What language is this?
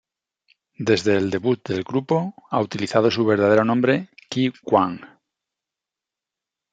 Spanish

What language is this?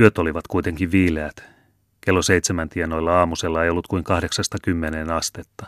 Finnish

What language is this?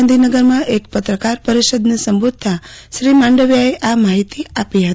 Gujarati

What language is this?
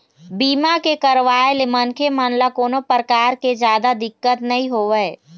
Chhattisgarhi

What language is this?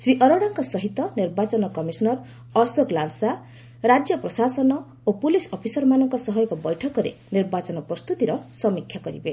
Odia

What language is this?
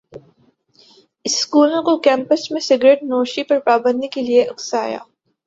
Urdu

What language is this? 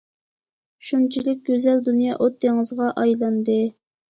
Uyghur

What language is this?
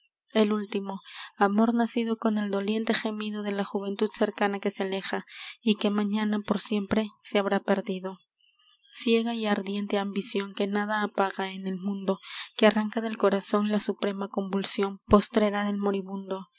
Spanish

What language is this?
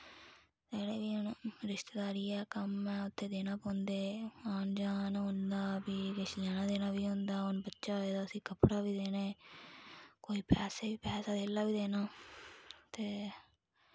Dogri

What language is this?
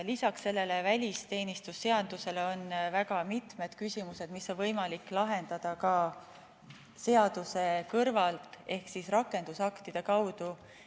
Estonian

